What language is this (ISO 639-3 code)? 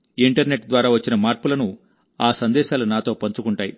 tel